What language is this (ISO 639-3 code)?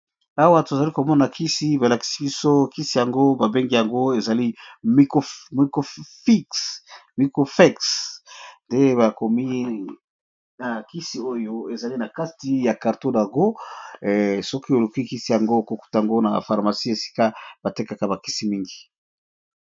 lin